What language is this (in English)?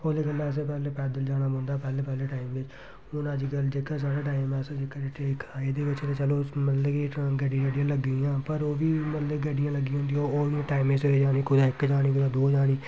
Dogri